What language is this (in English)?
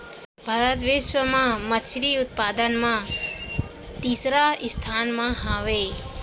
Chhattisgarhi